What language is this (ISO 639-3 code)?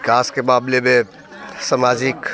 hin